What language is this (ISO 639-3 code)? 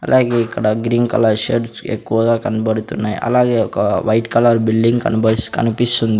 tel